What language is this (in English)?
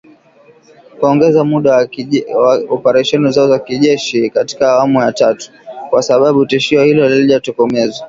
Swahili